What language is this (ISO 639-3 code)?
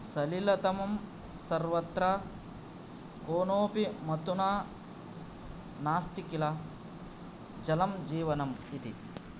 san